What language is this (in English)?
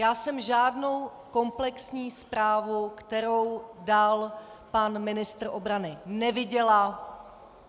Czech